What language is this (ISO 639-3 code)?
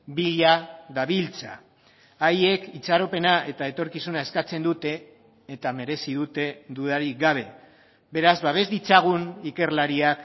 eus